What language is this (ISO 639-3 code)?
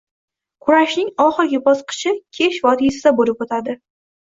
uzb